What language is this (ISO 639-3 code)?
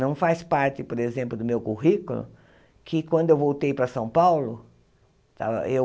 por